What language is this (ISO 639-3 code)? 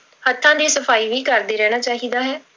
pan